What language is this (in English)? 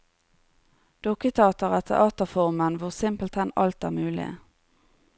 Norwegian